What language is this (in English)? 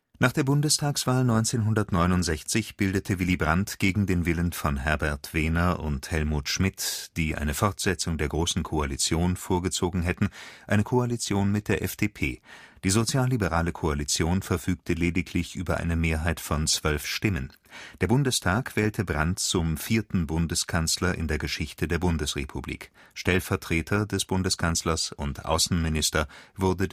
German